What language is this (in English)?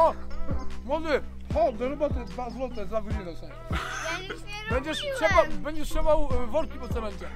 Polish